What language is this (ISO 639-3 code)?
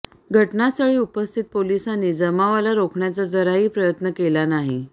mar